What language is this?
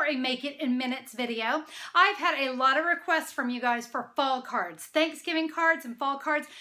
English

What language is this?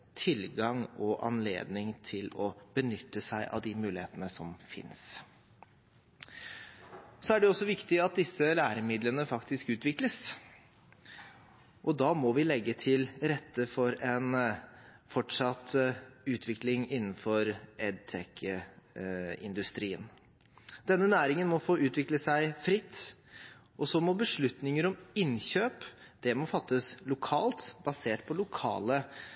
Norwegian Bokmål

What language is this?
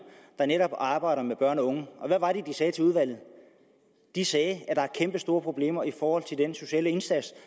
Danish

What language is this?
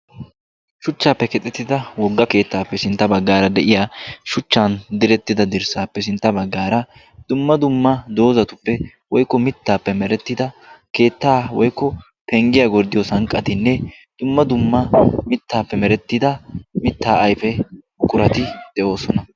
Wolaytta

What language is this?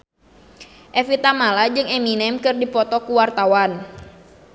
Sundanese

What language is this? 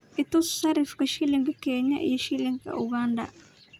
Somali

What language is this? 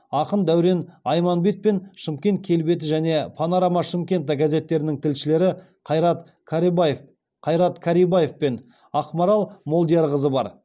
Kazakh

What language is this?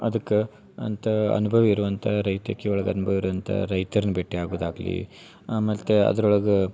Kannada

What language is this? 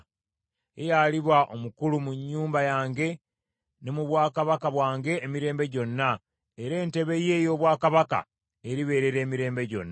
Ganda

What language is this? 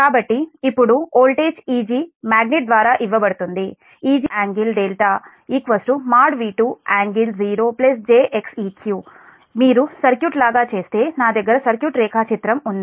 Telugu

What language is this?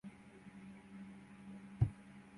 Swahili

